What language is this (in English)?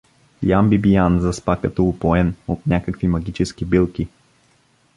Bulgarian